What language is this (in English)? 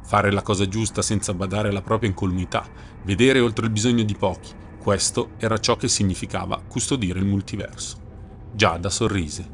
Italian